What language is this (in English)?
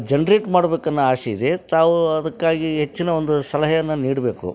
Kannada